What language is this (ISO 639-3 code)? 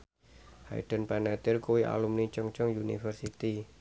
jav